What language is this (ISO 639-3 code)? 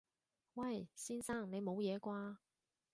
yue